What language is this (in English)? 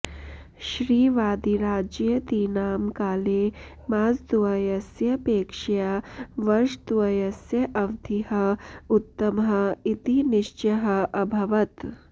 Sanskrit